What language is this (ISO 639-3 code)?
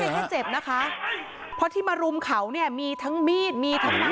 tha